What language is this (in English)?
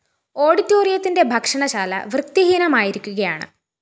Malayalam